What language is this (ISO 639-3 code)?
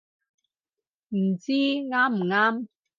yue